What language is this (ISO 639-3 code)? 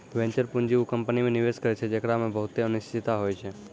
mai